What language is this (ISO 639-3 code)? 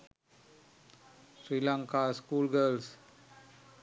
sin